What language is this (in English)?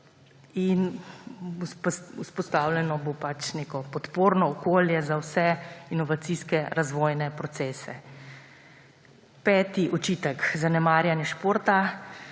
Slovenian